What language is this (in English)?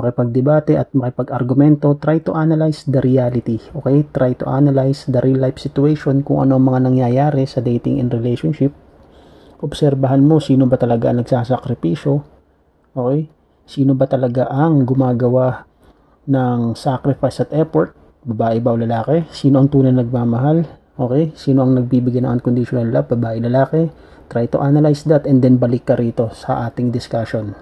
Filipino